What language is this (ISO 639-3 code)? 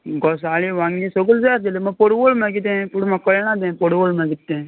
kok